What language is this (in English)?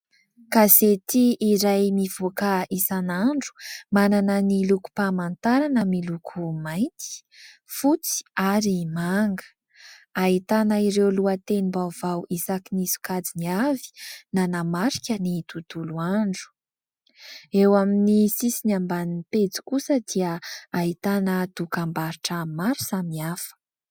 Malagasy